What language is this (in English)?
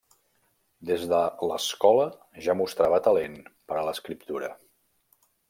Catalan